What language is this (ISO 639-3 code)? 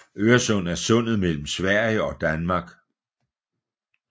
dan